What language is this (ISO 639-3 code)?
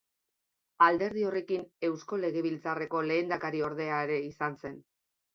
eus